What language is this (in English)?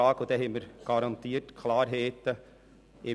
Swiss German